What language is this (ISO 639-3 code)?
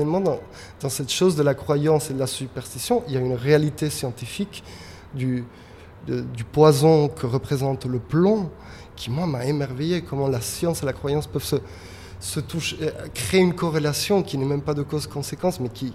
fra